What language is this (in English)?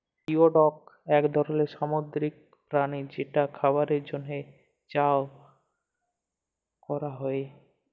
Bangla